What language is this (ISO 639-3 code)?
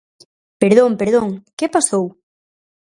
glg